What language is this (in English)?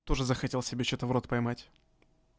Russian